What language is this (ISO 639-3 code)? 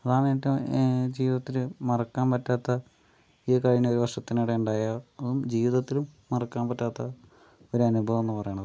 mal